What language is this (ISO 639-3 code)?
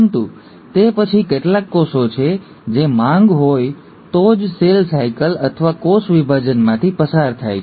guj